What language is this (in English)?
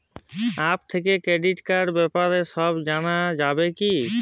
Bangla